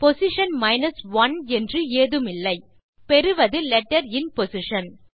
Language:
Tamil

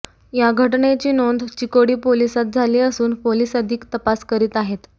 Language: Marathi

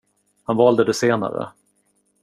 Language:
Swedish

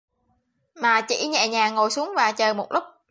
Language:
Vietnamese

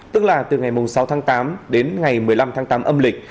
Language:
Vietnamese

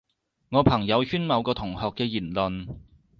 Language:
Cantonese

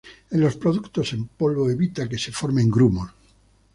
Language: Spanish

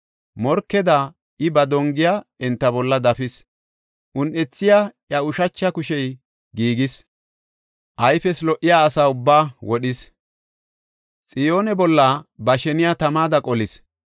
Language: Gofa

